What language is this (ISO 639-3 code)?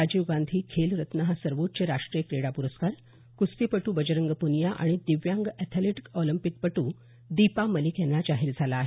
mar